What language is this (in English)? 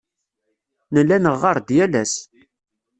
Kabyle